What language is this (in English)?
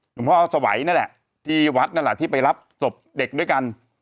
Thai